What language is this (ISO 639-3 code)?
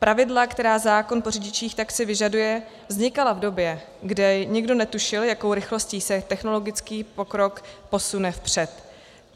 ces